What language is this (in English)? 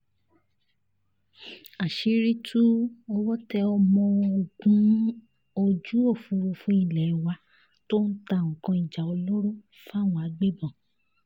Yoruba